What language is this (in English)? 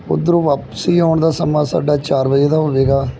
Punjabi